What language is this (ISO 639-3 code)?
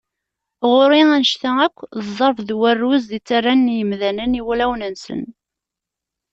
kab